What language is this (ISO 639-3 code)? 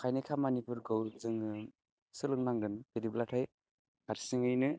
brx